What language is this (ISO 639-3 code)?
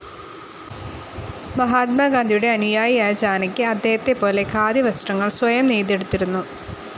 mal